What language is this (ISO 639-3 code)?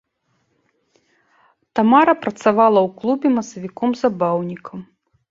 bel